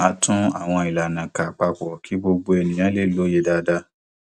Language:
Yoruba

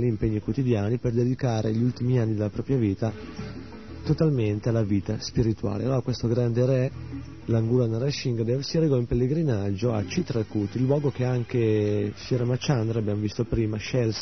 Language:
Italian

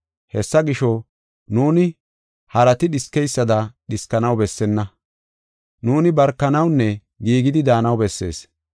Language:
Gofa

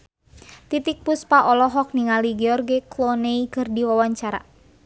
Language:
Sundanese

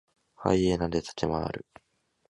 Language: Japanese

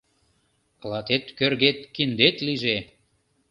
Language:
Mari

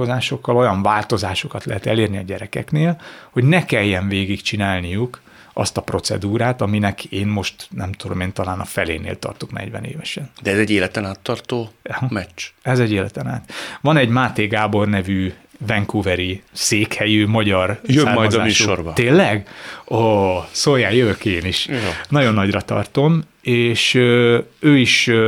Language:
Hungarian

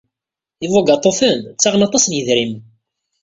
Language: Kabyle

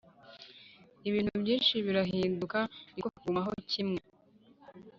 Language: Kinyarwanda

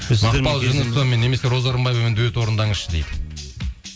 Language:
Kazakh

